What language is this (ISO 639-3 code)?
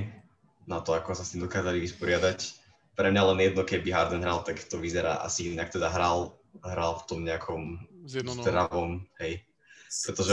slk